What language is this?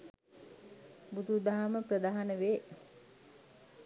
Sinhala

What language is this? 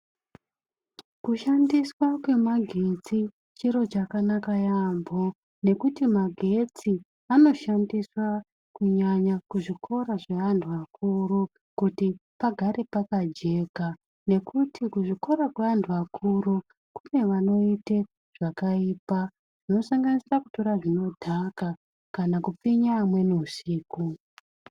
Ndau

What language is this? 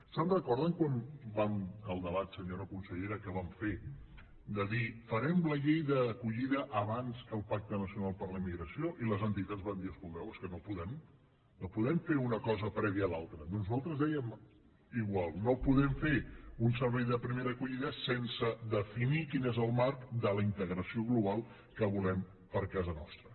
Catalan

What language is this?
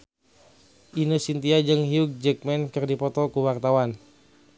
Sundanese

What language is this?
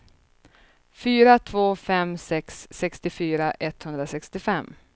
Swedish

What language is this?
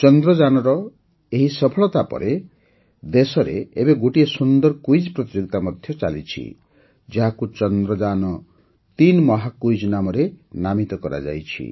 Odia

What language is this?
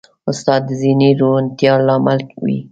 Pashto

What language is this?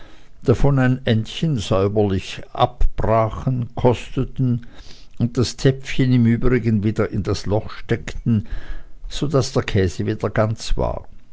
German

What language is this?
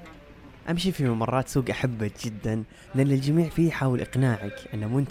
Arabic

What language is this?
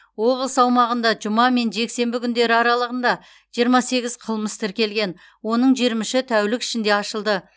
Kazakh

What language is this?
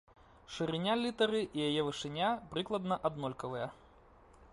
Belarusian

